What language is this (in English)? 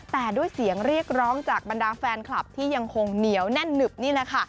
Thai